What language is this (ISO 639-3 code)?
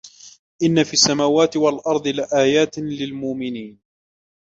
ara